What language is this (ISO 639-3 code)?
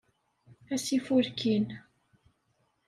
kab